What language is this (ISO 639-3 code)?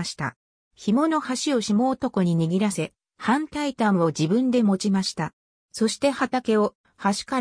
jpn